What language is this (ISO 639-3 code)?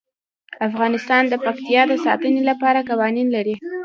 pus